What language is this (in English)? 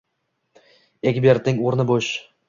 Uzbek